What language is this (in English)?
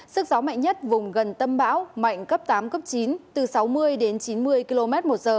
Vietnamese